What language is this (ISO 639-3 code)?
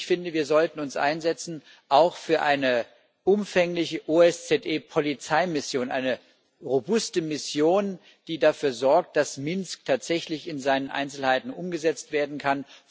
deu